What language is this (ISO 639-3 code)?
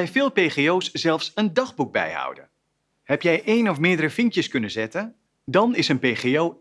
nld